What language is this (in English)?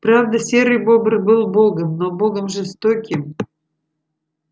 Russian